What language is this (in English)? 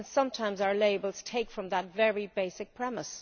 English